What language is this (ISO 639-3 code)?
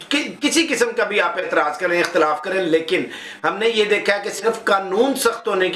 urd